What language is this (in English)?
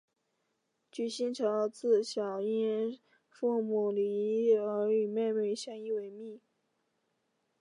Chinese